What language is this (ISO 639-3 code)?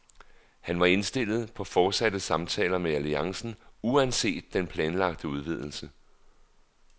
dan